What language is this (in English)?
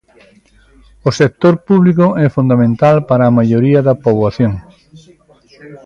Galician